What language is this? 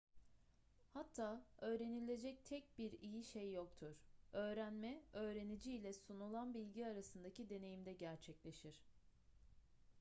Turkish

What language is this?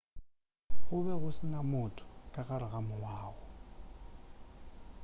Northern Sotho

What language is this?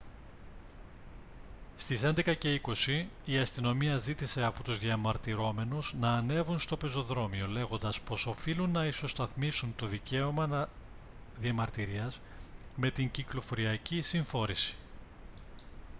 Greek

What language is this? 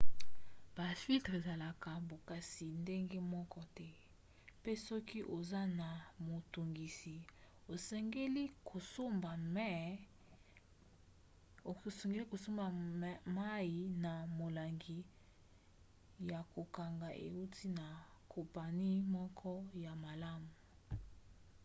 Lingala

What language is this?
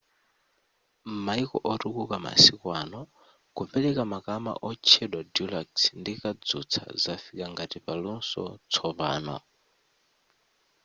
Nyanja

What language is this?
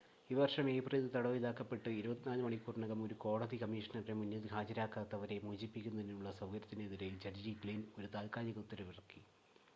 Malayalam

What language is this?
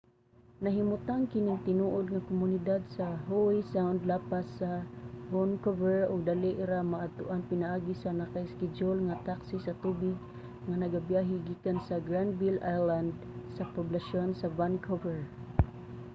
Cebuano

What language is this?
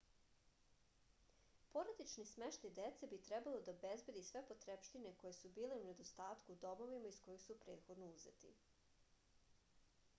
Serbian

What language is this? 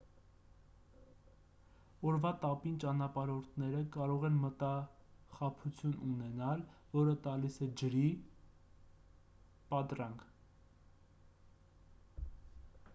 Armenian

